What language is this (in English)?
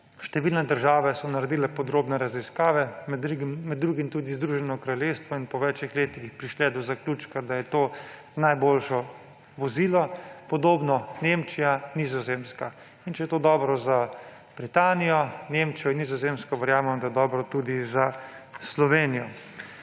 Slovenian